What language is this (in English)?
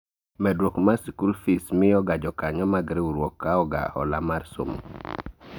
Luo (Kenya and Tanzania)